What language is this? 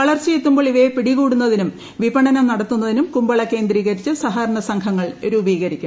Malayalam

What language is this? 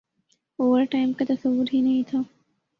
Urdu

